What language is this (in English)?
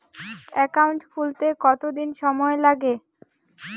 Bangla